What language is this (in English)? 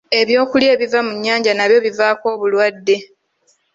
Ganda